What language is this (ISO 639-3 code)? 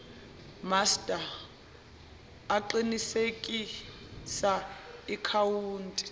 zul